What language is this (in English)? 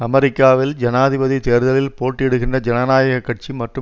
Tamil